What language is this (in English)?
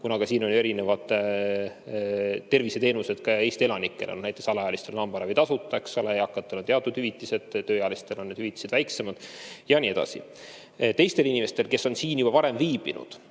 Estonian